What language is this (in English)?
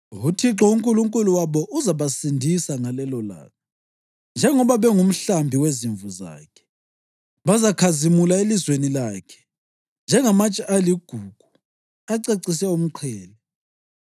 North Ndebele